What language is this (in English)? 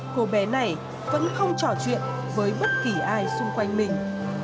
Vietnamese